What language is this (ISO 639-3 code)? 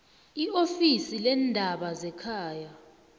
nbl